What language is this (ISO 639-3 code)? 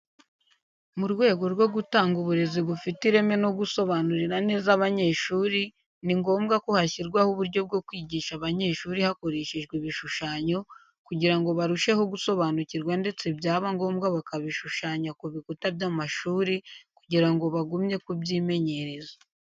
kin